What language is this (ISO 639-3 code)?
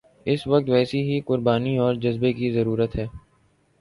urd